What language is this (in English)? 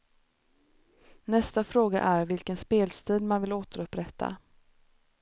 Swedish